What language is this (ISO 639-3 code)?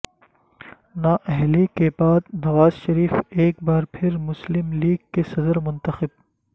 urd